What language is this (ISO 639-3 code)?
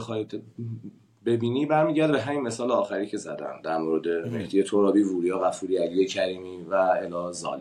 fas